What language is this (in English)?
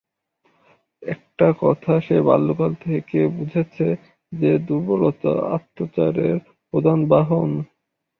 Bangla